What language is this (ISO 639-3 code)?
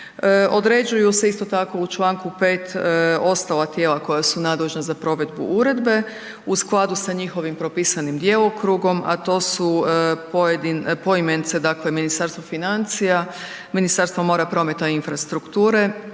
hrv